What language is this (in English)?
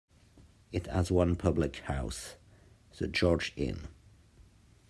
English